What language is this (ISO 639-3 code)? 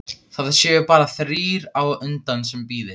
isl